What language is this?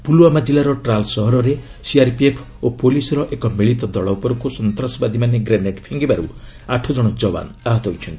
Odia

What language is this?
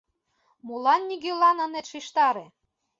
Mari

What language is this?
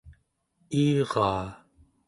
Central Yupik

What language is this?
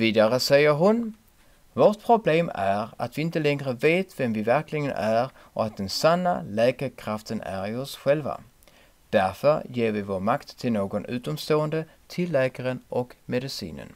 Swedish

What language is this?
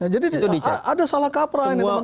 Indonesian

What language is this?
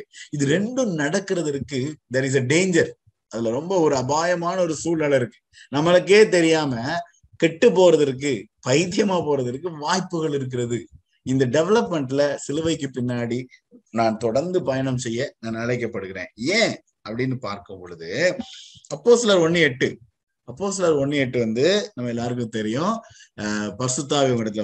Tamil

